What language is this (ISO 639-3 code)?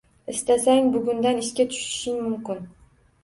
uzb